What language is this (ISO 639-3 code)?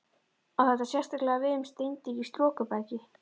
isl